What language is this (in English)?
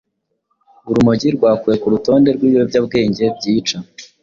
Kinyarwanda